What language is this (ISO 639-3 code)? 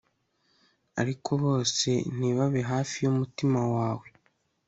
kin